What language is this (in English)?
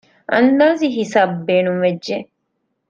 Divehi